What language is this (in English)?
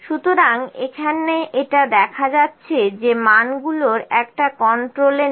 Bangla